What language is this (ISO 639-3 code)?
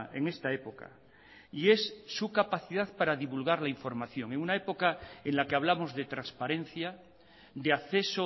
spa